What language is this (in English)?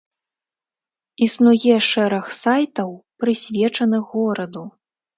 Belarusian